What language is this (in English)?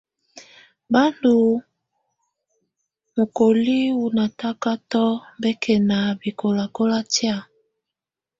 Tunen